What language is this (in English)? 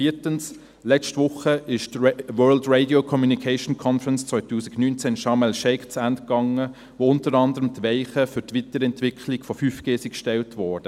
Swiss German